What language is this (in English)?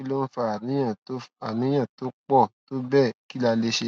Yoruba